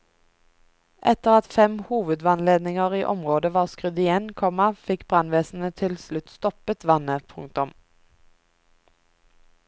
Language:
Norwegian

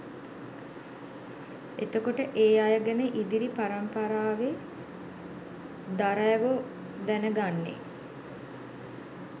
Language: Sinhala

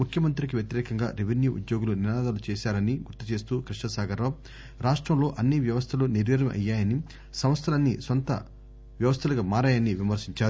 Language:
Telugu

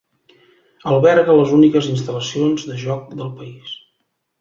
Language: Catalan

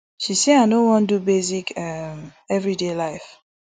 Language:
Nigerian Pidgin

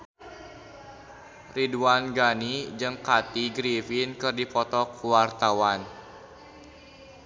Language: Sundanese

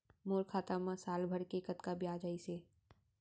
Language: Chhattisgarhi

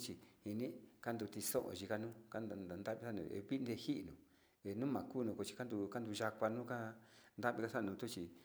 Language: Sinicahua Mixtec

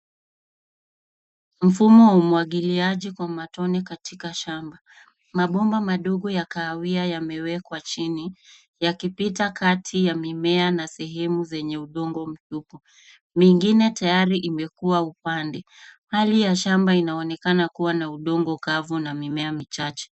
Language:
Swahili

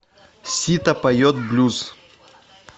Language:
Russian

